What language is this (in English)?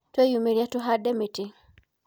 Kikuyu